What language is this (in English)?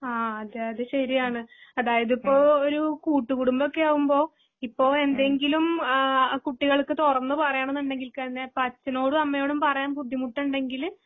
Malayalam